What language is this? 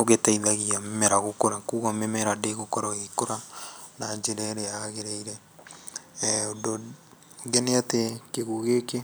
Kikuyu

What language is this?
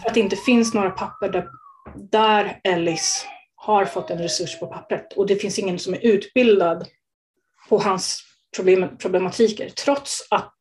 Swedish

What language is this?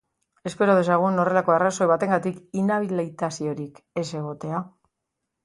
Basque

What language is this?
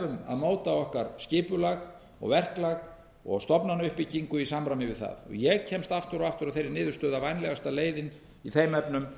Icelandic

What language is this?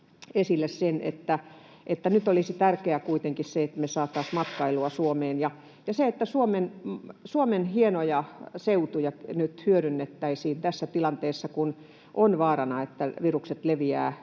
Finnish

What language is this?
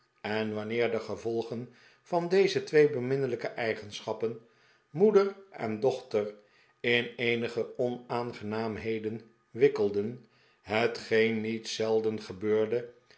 Dutch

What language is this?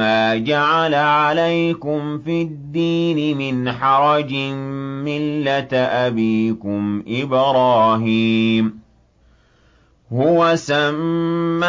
Arabic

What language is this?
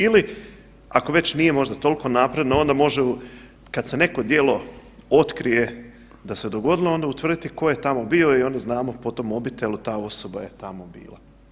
Croatian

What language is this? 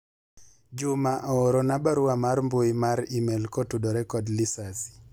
Luo (Kenya and Tanzania)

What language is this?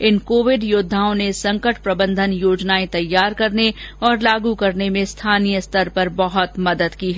Hindi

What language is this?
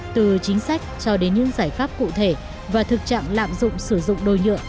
Vietnamese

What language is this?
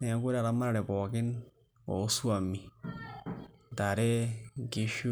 Masai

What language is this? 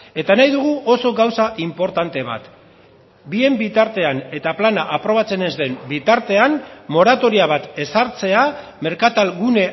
Basque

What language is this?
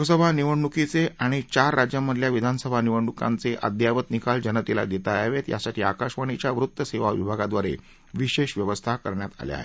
Marathi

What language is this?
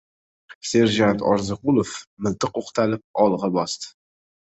Uzbek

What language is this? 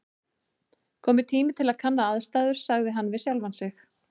Icelandic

